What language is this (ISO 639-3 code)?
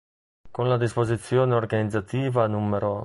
ita